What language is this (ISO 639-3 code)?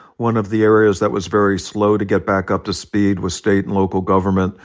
eng